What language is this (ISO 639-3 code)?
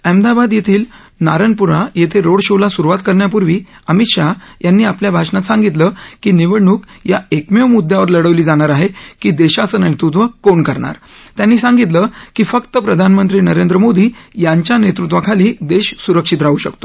mar